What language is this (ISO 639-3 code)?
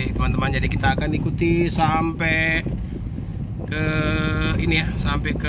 ind